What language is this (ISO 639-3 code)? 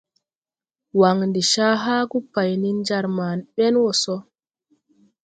tui